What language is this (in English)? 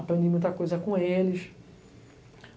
Portuguese